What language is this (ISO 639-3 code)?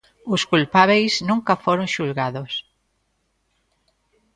glg